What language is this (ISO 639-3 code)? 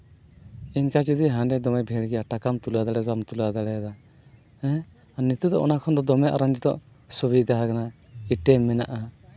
sat